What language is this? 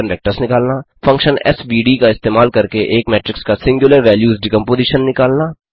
Hindi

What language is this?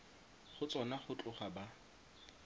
Tswana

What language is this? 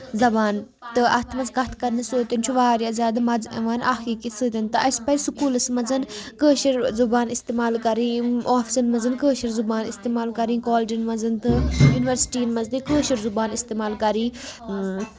Kashmiri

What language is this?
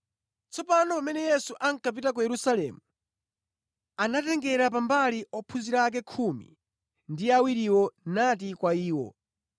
Nyanja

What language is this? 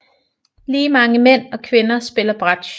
Danish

